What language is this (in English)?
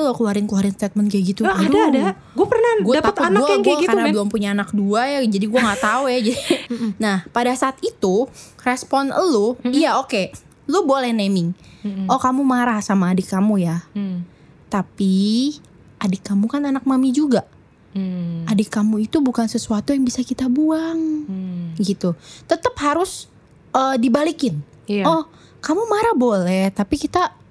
Indonesian